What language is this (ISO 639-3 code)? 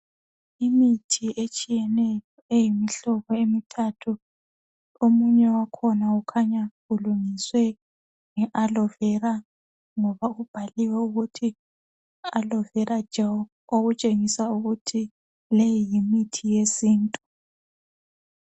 nde